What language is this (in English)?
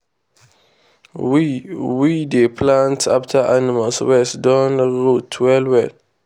Nigerian Pidgin